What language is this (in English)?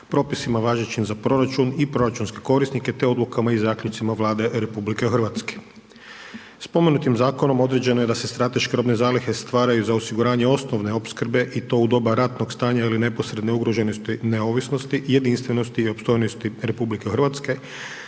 Croatian